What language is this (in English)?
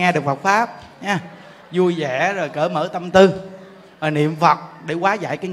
Vietnamese